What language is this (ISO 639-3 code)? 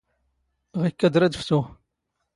zgh